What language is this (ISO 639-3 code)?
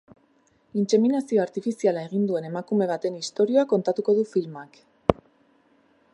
eus